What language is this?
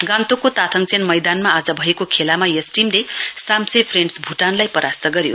Nepali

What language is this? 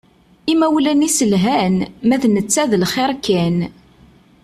Kabyle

